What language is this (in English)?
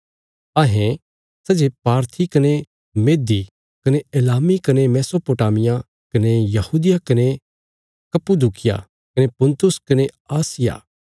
Bilaspuri